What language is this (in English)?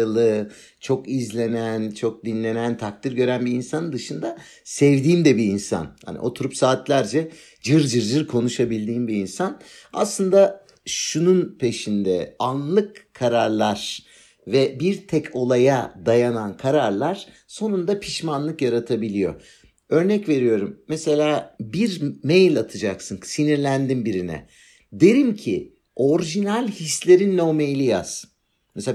Turkish